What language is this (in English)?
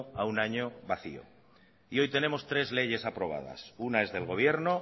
Spanish